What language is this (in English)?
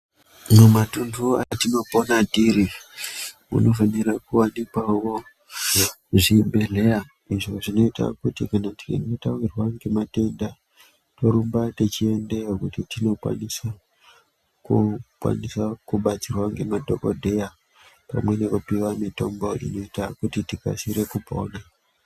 Ndau